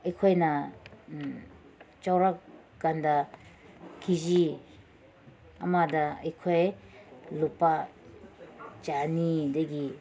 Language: Manipuri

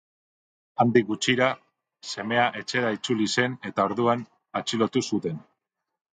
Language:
Basque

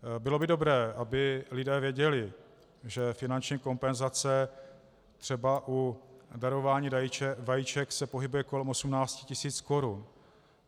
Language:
Czech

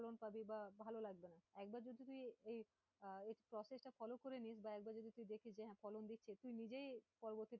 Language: Bangla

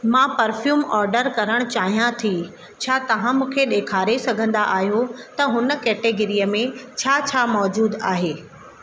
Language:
Sindhi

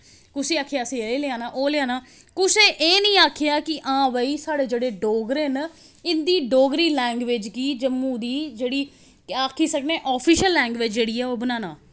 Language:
Dogri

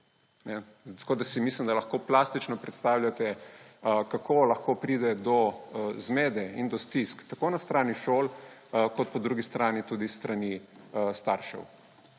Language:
Slovenian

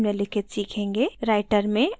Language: Hindi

